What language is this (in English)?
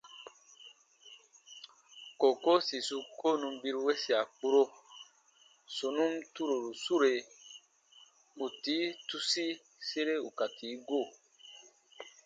Baatonum